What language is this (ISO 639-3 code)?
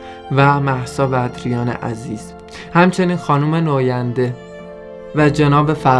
fas